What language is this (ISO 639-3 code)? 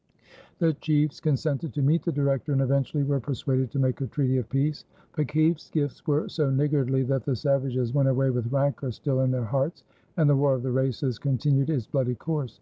eng